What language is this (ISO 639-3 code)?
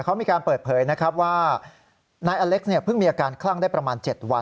tha